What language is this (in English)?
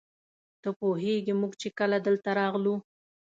Pashto